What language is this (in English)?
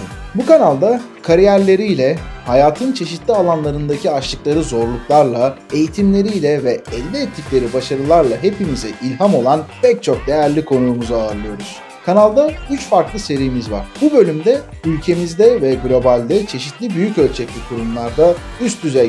Turkish